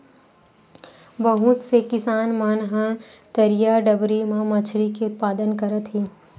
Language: Chhattisgarhi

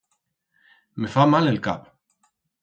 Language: Aragonese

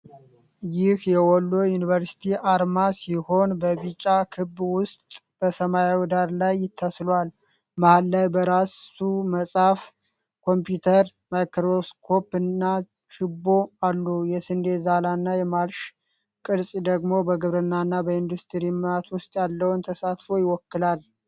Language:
Amharic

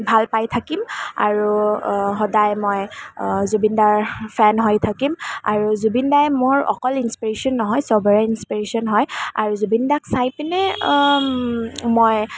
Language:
Assamese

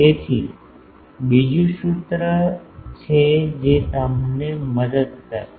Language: Gujarati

